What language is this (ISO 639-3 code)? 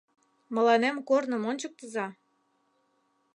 chm